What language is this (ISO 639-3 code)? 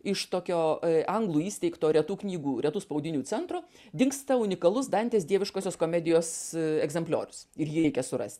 lit